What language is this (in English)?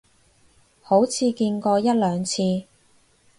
Cantonese